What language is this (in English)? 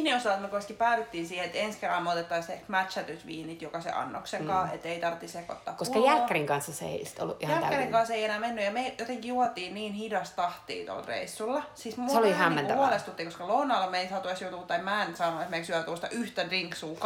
Finnish